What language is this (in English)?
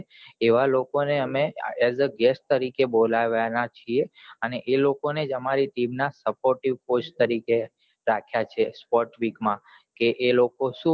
Gujarati